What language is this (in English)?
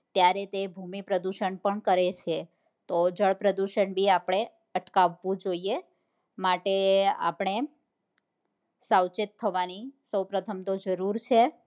Gujarati